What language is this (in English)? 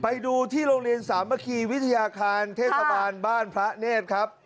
Thai